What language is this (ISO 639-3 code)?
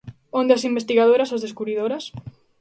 glg